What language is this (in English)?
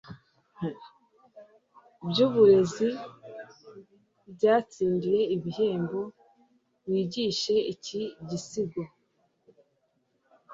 Kinyarwanda